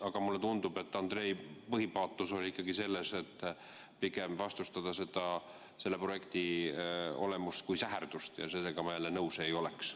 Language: Estonian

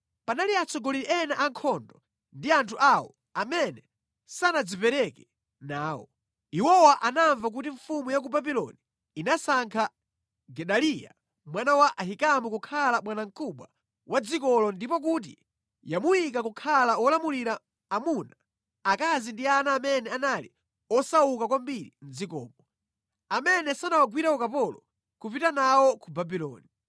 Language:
Nyanja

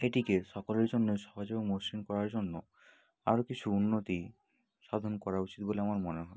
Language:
Bangla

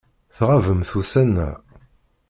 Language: Kabyle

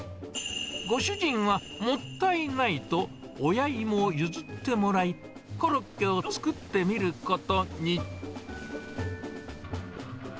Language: Japanese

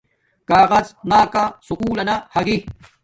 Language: Domaaki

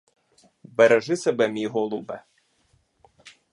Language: Ukrainian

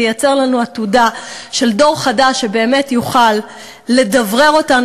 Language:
Hebrew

